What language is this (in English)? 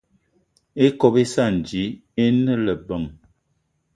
Eton (Cameroon)